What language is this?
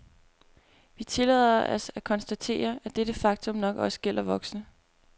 Danish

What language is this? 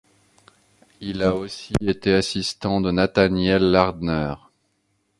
French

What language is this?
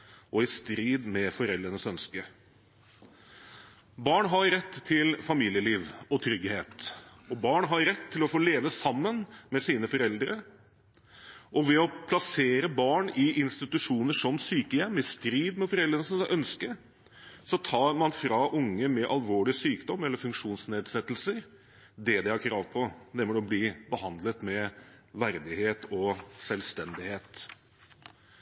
Norwegian Bokmål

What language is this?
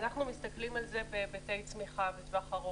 Hebrew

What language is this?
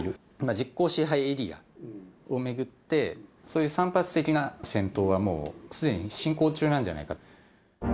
Japanese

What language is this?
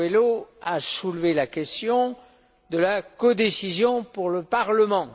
French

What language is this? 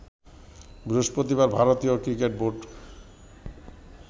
Bangla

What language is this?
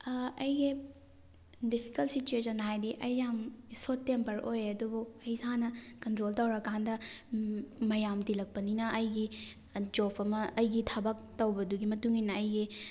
Manipuri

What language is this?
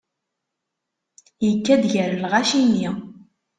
Kabyle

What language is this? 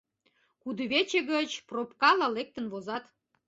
Mari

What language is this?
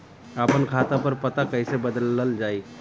Bhojpuri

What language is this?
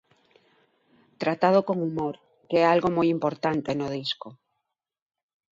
Galician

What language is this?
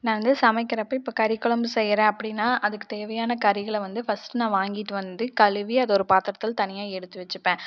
Tamil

